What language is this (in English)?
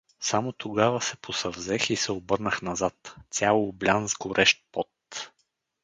Bulgarian